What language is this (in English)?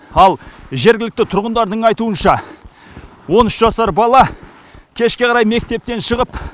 Kazakh